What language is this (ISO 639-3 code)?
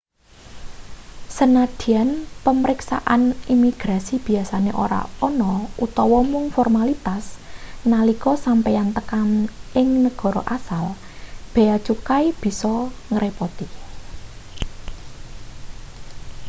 jav